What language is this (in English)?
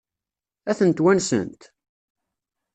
Kabyle